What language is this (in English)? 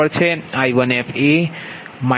Gujarati